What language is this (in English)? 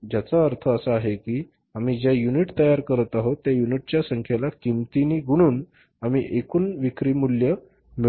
Marathi